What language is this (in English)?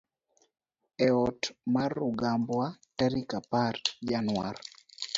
Luo (Kenya and Tanzania)